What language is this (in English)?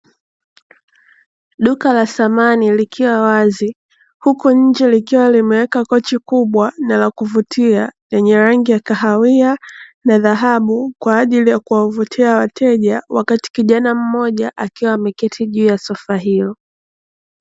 Swahili